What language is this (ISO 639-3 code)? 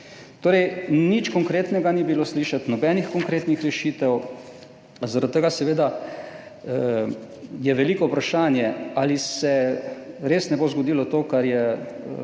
slv